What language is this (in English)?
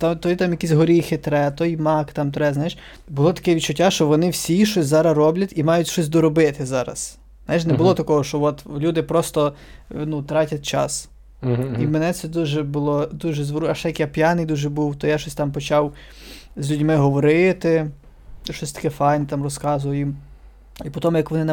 Ukrainian